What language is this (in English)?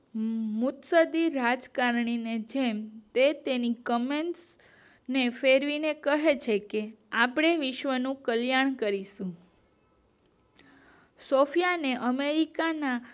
Gujarati